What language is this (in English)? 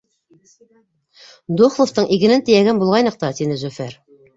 Bashkir